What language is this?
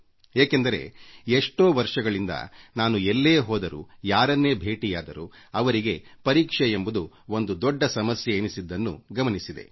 Kannada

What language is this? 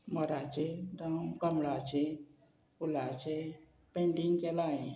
Konkani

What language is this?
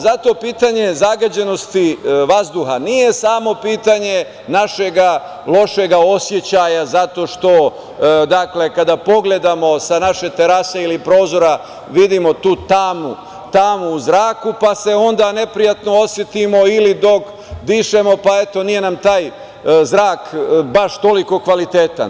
Serbian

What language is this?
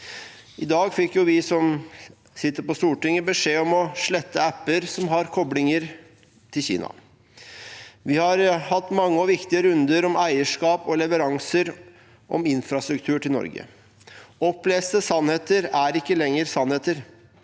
Norwegian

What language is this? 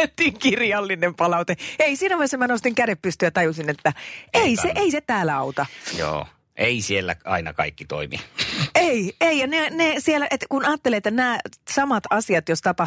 Finnish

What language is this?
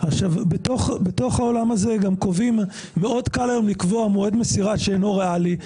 Hebrew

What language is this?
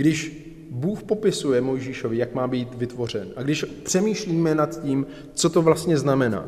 Czech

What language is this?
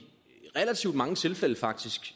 Danish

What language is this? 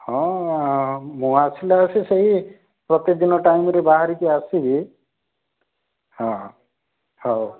Odia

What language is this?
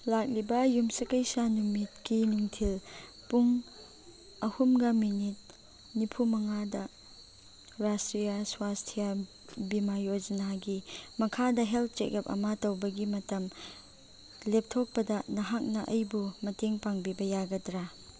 Manipuri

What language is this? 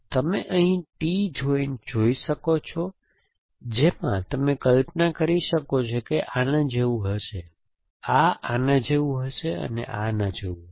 Gujarati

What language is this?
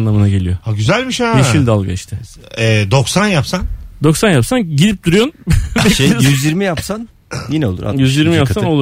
Turkish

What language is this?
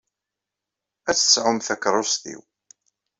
Kabyle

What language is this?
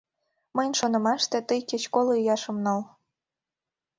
Mari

